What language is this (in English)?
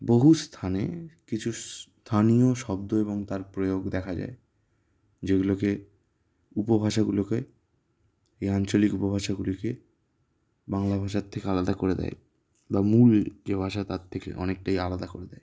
Bangla